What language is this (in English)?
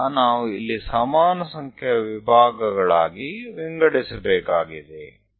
Kannada